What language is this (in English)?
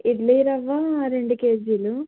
Telugu